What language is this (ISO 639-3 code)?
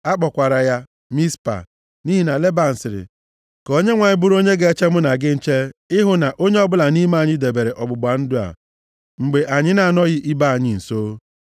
ibo